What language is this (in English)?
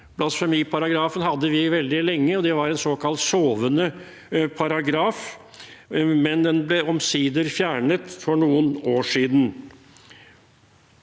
Norwegian